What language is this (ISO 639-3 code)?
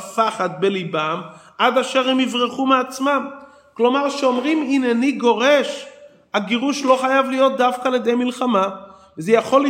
heb